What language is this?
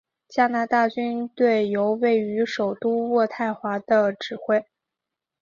Chinese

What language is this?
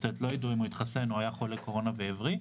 Hebrew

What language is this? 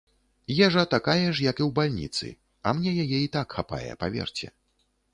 Belarusian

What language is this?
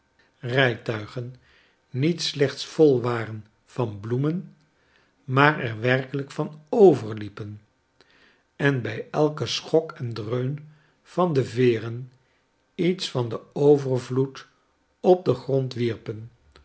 Dutch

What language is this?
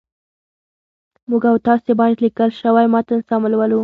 Pashto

